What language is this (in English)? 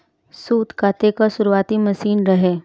Bhojpuri